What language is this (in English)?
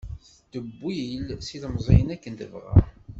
Kabyle